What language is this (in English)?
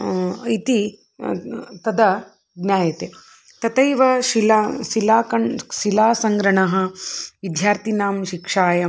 Sanskrit